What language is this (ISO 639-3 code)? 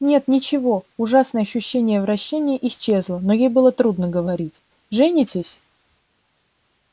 rus